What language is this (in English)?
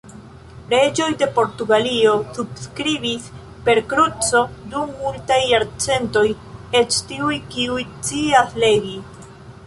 Esperanto